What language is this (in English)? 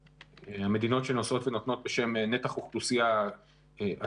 Hebrew